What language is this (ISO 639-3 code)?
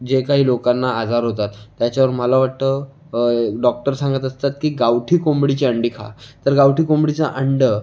mar